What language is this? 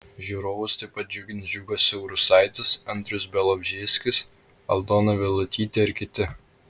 Lithuanian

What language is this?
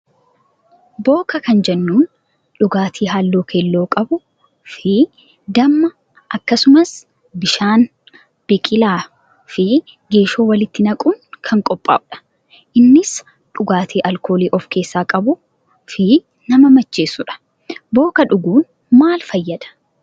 Oromo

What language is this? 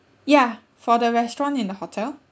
English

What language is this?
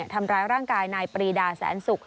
Thai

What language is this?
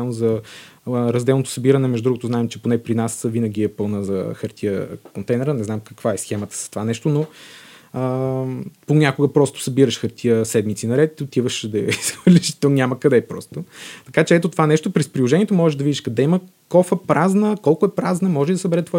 Bulgarian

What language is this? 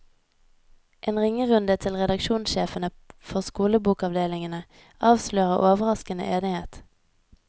Norwegian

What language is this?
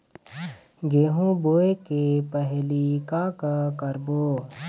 Chhattisgarhi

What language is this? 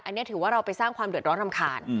Thai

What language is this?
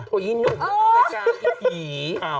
Thai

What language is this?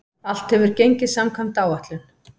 Icelandic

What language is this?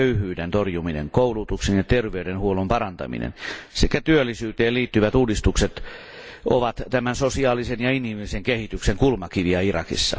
Finnish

